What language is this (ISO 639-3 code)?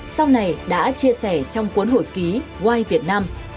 vie